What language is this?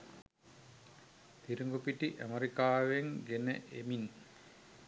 Sinhala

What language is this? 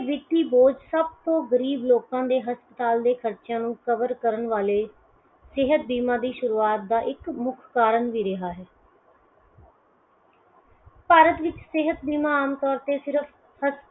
Punjabi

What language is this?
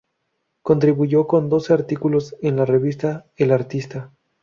Spanish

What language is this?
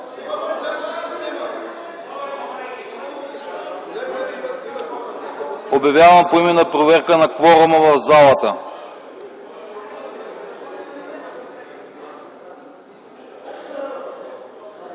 Bulgarian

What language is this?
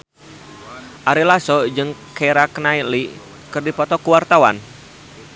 Sundanese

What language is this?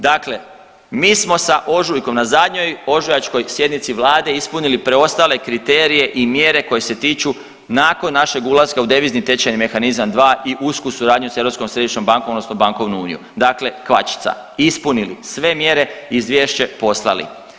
Croatian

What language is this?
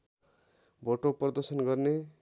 Nepali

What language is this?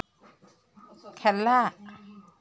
Assamese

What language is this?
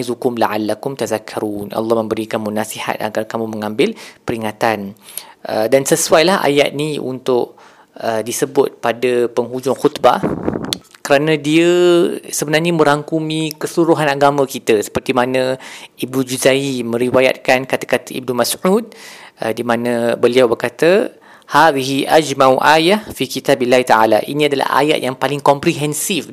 Malay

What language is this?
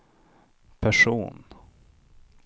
Swedish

